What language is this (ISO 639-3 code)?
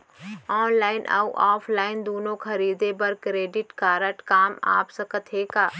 hne